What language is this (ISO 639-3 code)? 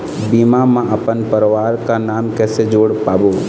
hne